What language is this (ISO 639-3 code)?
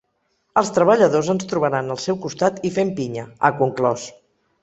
cat